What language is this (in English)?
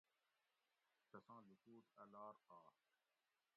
Gawri